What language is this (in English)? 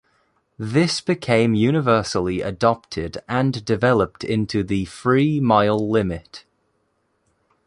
English